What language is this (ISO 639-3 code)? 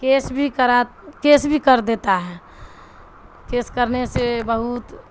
urd